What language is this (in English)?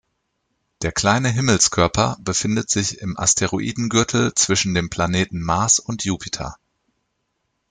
German